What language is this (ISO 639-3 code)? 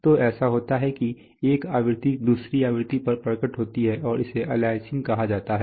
hin